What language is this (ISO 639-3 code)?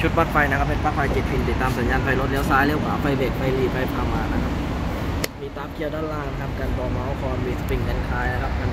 tha